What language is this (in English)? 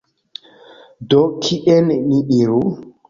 Esperanto